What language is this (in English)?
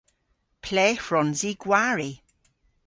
Cornish